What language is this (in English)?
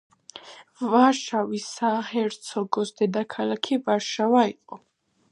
Georgian